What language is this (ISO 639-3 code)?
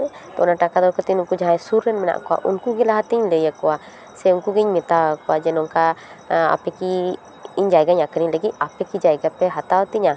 sat